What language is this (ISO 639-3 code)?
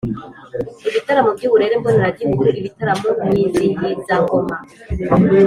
kin